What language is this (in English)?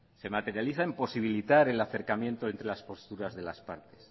Spanish